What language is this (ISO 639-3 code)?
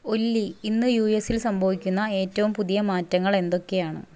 mal